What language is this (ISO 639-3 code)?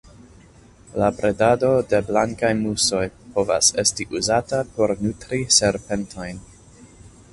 epo